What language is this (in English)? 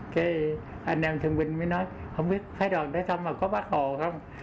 Vietnamese